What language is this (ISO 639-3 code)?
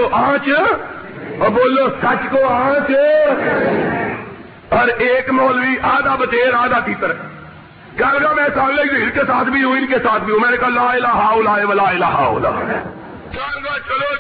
urd